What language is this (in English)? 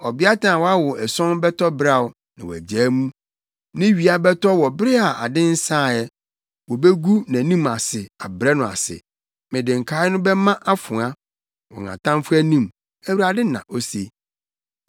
Akan